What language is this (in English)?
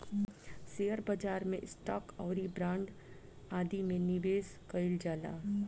Bhojpuri